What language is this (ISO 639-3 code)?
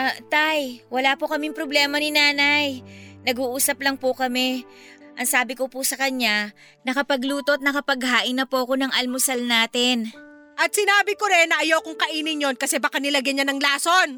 fil